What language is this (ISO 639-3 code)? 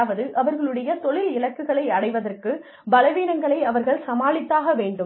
tam